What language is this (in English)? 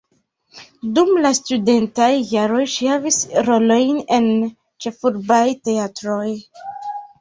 Esperanto